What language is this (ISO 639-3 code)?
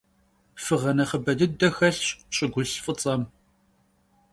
kbd